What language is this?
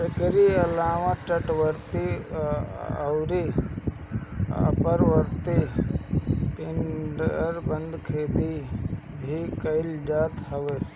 Bhojpuri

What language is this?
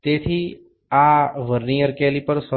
Gujarati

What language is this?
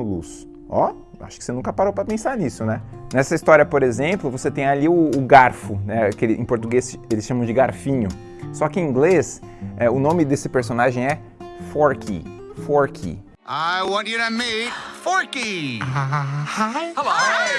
Portuguese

